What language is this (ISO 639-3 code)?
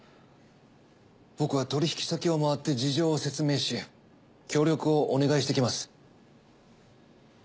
jpn